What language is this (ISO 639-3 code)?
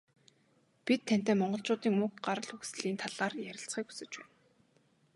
mon